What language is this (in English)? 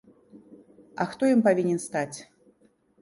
Belarusian